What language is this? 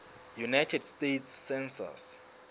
Southern Sotho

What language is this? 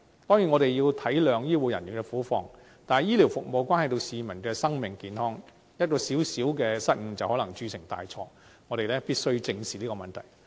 Cantonese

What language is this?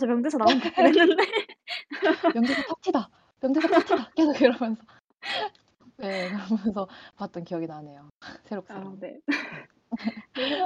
Korean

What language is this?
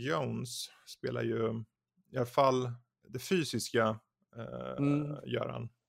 Swedish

